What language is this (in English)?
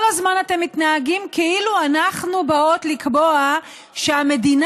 Hebrew